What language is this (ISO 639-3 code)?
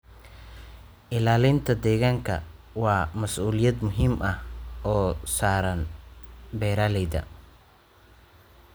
som